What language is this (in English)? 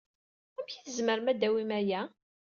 Kabyle